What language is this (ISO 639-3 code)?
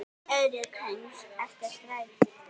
isl